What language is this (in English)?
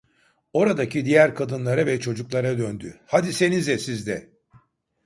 Turkish